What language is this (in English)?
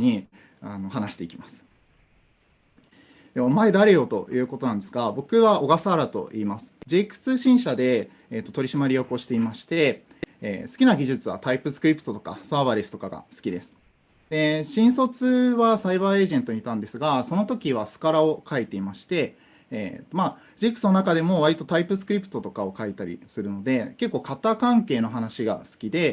Japanese